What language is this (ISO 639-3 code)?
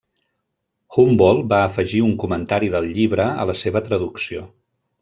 cat